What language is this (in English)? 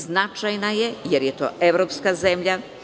Serbian